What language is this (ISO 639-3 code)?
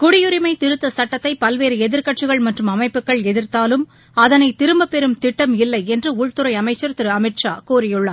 tam